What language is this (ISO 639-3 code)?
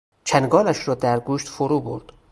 fas